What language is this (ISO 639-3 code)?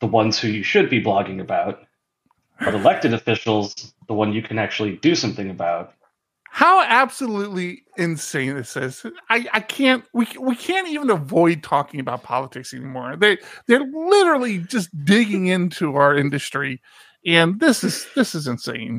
eng